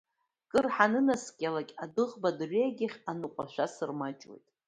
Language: Abkhazian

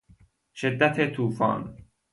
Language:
Persian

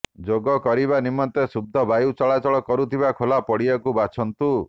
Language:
Odia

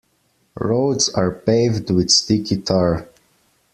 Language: English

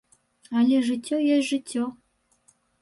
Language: Belarusian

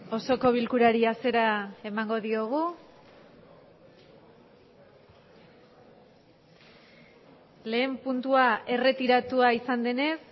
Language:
Basque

